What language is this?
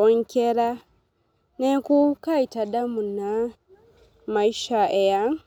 Masai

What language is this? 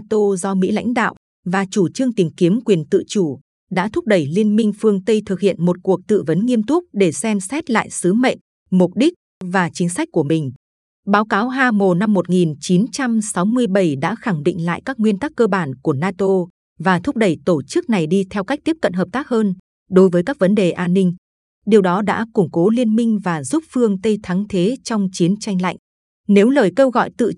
Vietnamese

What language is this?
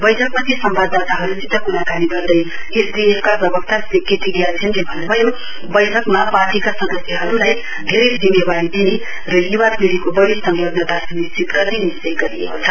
Nepali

